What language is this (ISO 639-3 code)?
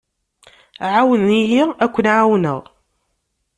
kab